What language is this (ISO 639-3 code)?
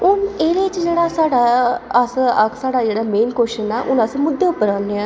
doi